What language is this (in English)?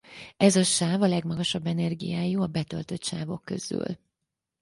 Hungarian